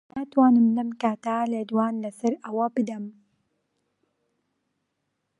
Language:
Central Kurdish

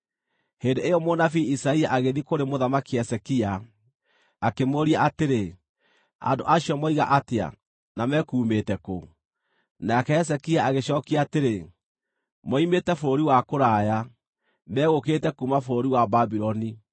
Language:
Kikuyu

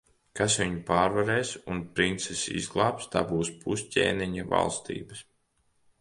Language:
Latvian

